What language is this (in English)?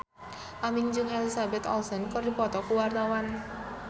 Sundanese